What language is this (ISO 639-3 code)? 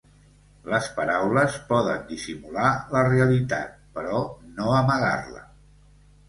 cat